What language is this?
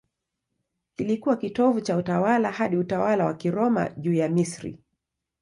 Swahili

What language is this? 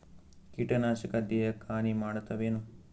Kannada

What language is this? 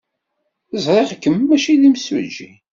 Kabyle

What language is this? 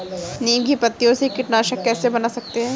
Hindi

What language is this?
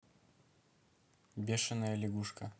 Russian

